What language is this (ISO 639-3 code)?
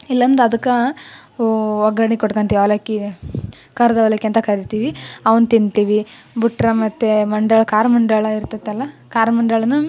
kan